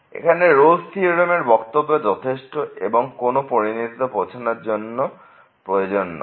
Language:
Bangla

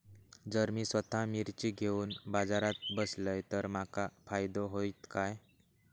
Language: Marathi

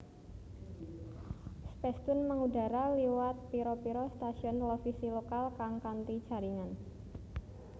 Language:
Javanese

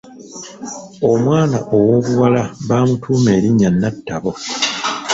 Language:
Ganda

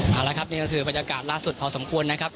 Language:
Thai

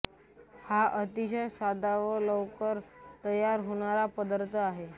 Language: Marathi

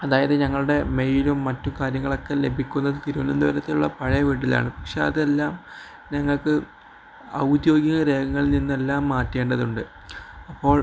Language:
Malayalam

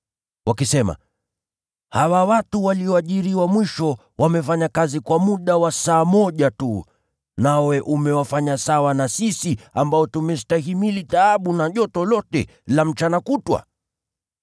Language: Swahili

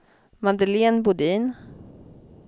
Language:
Swedish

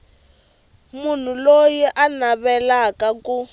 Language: Tsonga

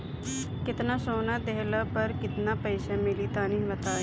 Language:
Bhojpuri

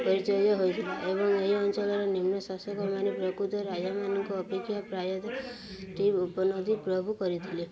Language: Odia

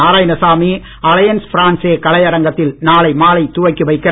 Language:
Tamil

